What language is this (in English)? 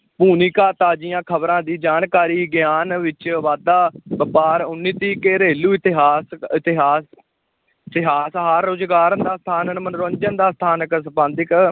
Punjabi